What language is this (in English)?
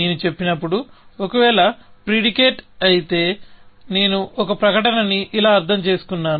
Telugu